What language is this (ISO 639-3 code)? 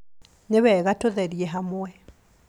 kik